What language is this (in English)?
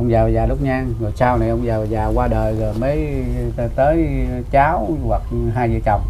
Vietnamese